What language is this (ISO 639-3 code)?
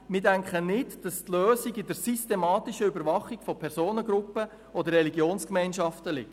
gsw